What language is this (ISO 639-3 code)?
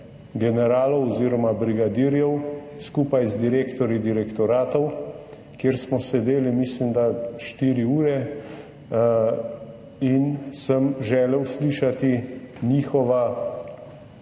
slv